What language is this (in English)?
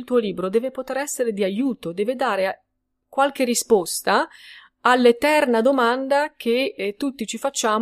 Italian